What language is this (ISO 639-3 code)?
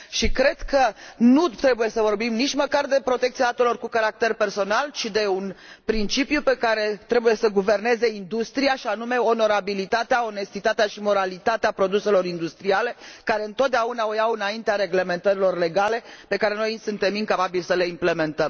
ron